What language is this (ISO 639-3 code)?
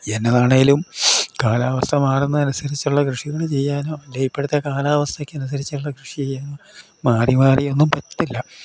mal